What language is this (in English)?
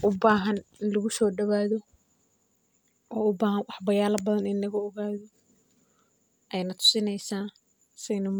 Somali